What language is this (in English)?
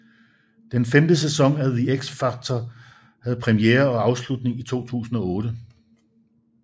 Danish